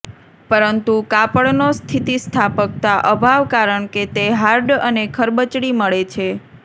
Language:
Gujarati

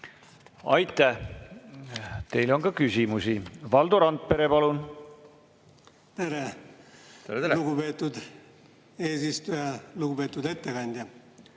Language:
Estonian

